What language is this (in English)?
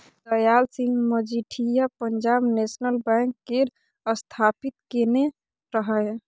Maithili